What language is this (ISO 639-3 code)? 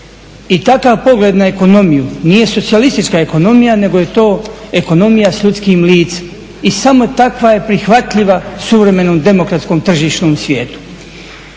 hrv